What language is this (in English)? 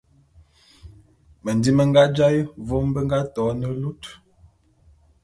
Bulu